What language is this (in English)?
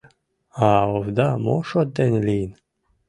Mari